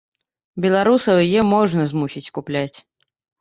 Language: Belarusian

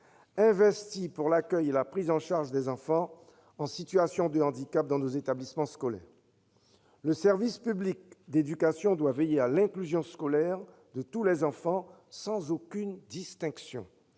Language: French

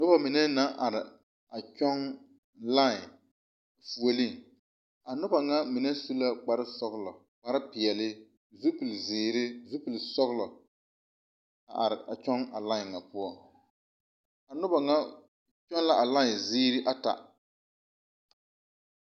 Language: Southern Dagaare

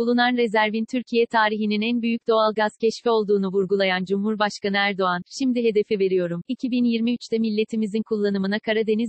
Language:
Turkish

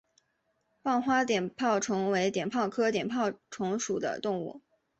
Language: Chinese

